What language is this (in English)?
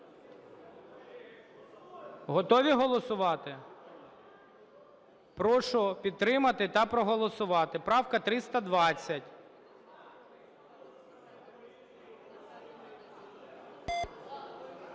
Ukrainian